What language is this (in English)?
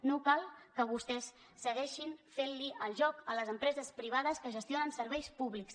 Catalan